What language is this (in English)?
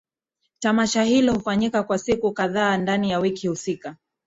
Swahili